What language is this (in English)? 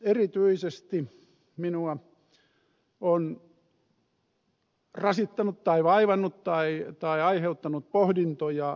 Finnish